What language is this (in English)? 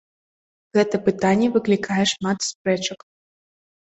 Belarusian